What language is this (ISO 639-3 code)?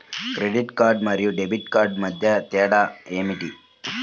tel